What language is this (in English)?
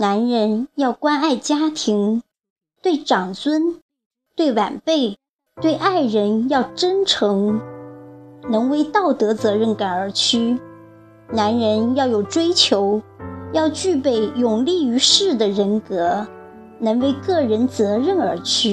Chinese